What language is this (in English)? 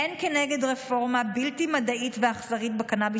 Hebrew